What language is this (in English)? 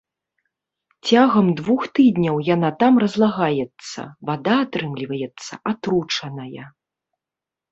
Belarusian